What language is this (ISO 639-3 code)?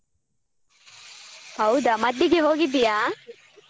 kan